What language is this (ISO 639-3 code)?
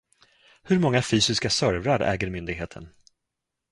swe